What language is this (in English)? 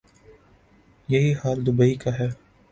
Urdu